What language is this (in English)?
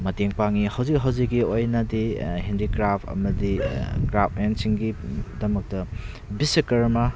Manipuri